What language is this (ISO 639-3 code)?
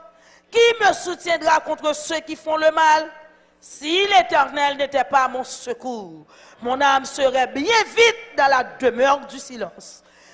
fra